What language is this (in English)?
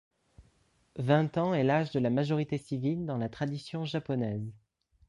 French